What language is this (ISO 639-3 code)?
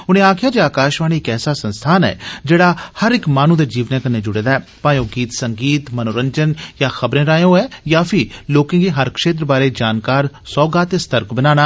doi